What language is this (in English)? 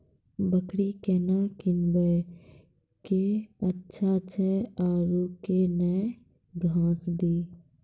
Maithili